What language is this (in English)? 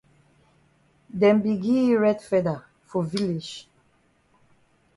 Cameroon Pidgin